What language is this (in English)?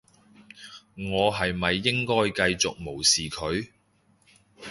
Cantonese